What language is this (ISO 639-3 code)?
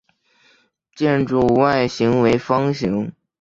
zho